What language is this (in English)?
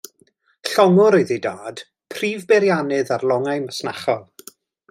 Welsh